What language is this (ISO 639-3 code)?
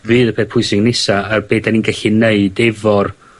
cym